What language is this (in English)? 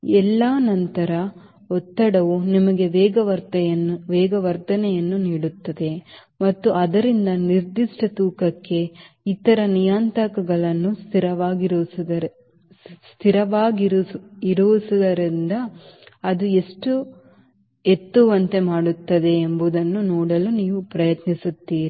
Kannada